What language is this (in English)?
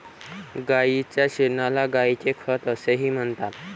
Marathi